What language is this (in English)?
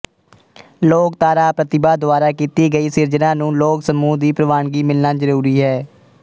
Punjabi